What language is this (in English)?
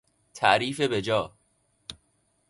Persian